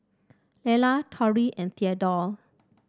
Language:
English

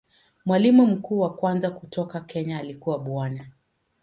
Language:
Swahili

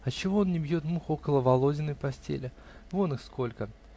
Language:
Russian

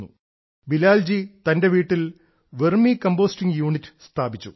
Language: Malayalam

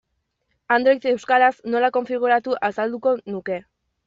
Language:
Basque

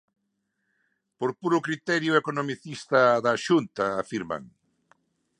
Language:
Galician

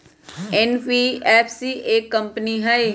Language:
Magahi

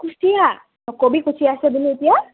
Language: Assamese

